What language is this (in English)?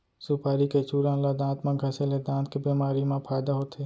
Chhattisgarhi